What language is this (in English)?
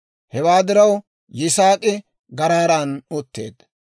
Dawro